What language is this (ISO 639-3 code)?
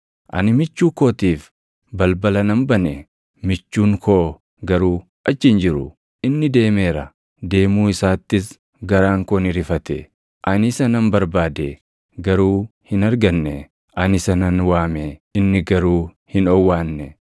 orm